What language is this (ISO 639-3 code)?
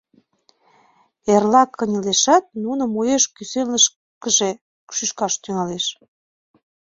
chm